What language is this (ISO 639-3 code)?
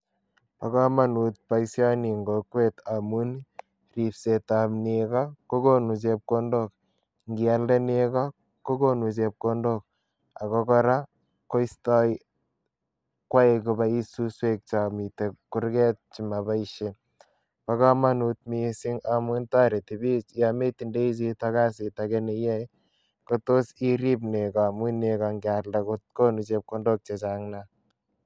kln